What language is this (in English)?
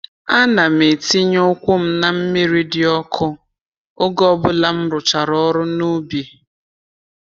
Igbo